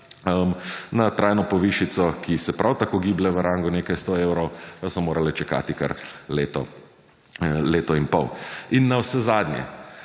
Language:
Slovenian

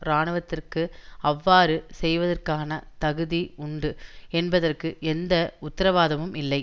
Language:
Tamil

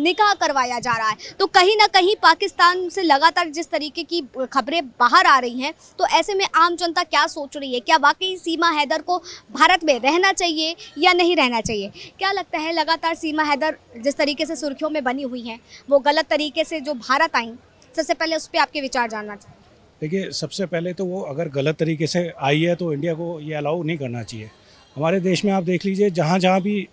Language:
Hindi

